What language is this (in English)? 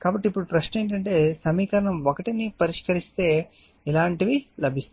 Telugu